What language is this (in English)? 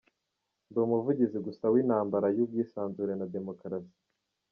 Kinyarwanda